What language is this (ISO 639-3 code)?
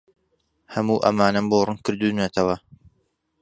ckb